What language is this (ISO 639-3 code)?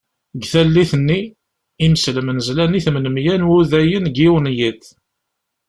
kab